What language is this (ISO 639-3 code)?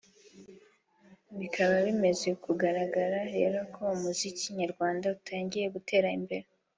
kin